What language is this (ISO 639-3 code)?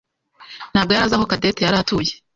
kin